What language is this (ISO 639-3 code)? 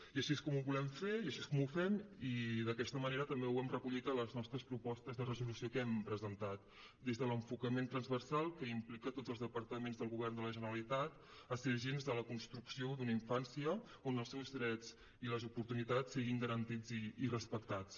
cat